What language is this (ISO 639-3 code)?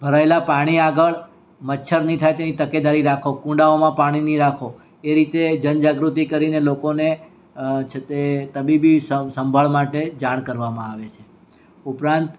guj